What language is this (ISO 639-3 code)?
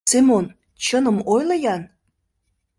chm